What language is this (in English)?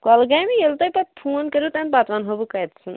Kashmiri